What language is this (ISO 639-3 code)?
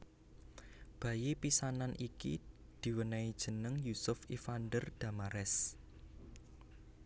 jav